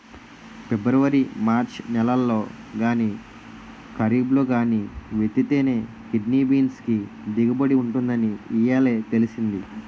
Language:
Telugu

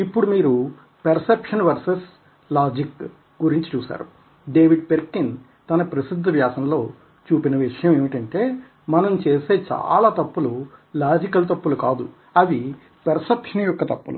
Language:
Telugu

